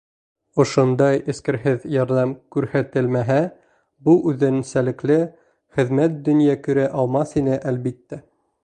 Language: Bashkir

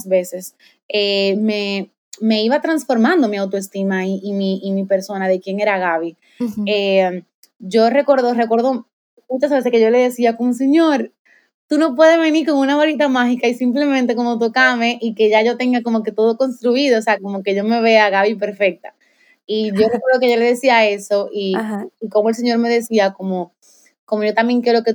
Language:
Spanish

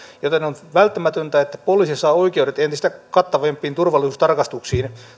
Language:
Finnish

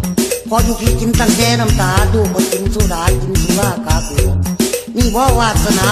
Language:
Thai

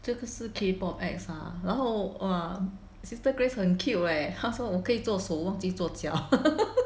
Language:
English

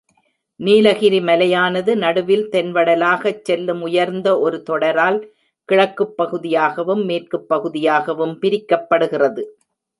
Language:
Tamil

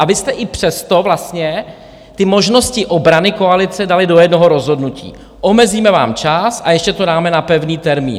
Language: Czech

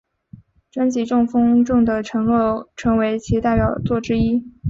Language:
Chinese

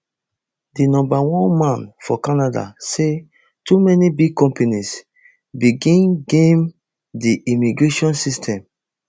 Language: Nigerian Pidgin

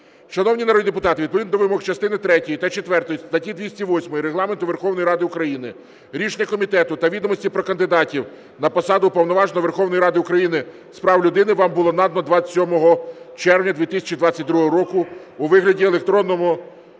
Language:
Ukrainian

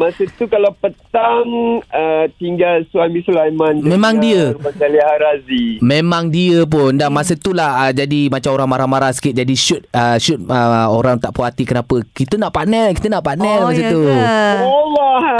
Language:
Malay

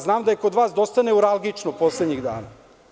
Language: Serbian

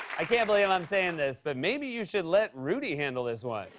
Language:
English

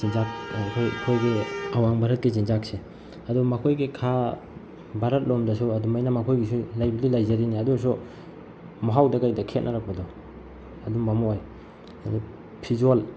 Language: Manipuri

